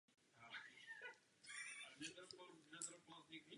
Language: Czech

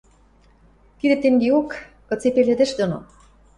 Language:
Western Mari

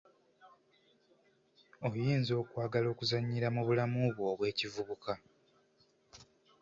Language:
Ganda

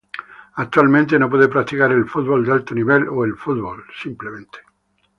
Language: Spanish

